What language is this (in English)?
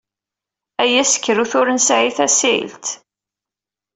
Kabyle